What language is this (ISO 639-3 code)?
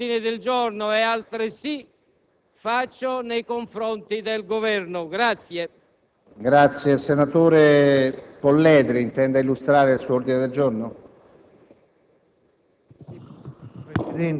ita